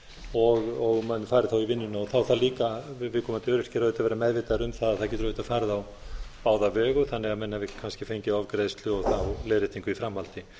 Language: Icelandic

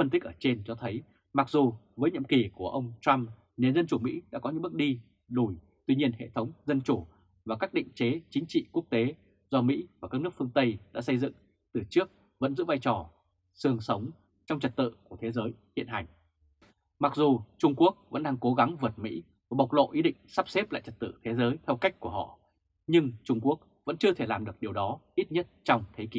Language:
Vietnamese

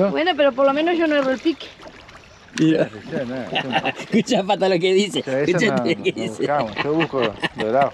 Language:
Spanish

